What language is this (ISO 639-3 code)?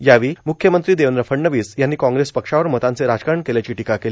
mar